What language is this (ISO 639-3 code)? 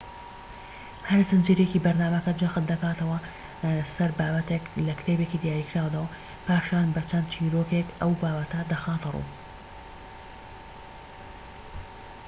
ckb